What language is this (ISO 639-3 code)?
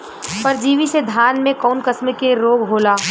bho